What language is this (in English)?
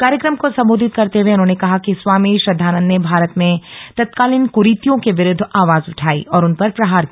Hindi